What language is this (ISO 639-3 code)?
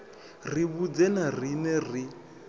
ven